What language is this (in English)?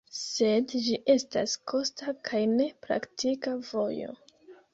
Esperanto